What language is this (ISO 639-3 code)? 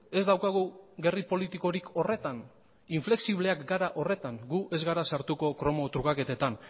eus